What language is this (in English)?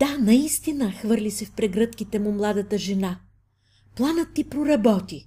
Bulgarian